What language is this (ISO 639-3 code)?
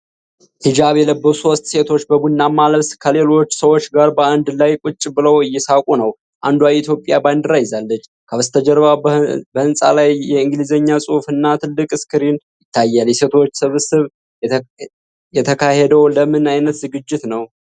amh